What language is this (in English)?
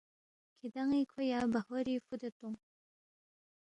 Balti